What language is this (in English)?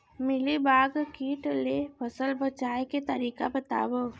Chhattisgarhi